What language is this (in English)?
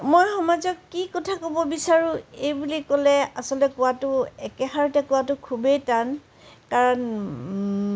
Assamese